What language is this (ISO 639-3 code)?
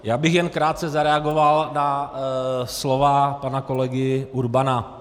ces